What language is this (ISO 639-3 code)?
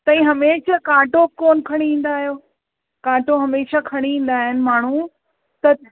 snd